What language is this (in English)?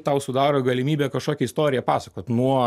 Lithuanian